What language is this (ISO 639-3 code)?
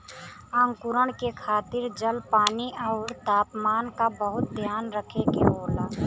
bho